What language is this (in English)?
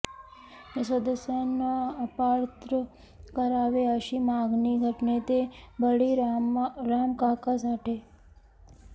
Marathi